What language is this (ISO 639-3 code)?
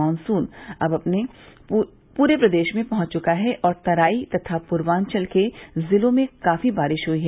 hin